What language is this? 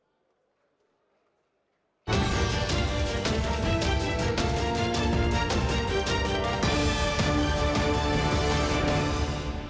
Ukrainian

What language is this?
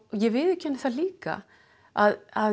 Icelandic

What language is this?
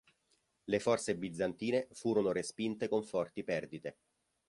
Italian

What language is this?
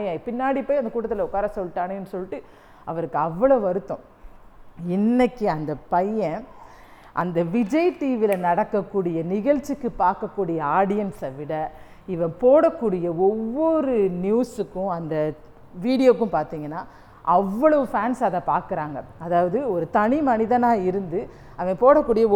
Tamil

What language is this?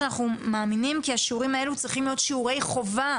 Hebrew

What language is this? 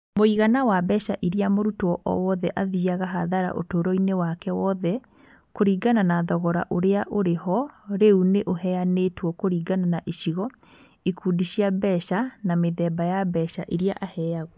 Kikuyu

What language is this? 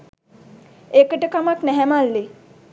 Sinhala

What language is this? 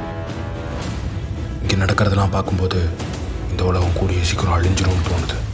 Tamil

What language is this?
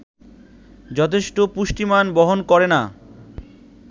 Bangla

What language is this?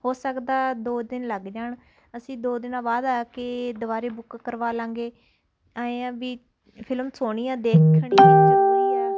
Punjabi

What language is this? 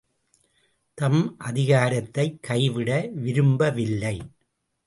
Tamil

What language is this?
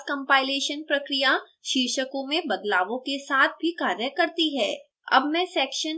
Hindi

